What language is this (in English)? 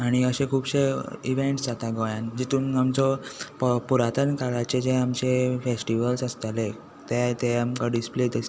Konkani